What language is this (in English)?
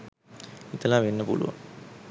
Sinhala